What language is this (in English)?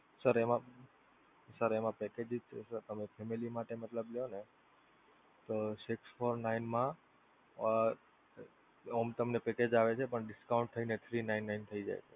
Gujarati